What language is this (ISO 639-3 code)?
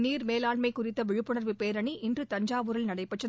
tam